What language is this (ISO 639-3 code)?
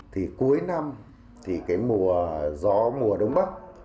vie